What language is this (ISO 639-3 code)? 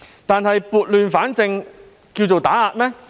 yue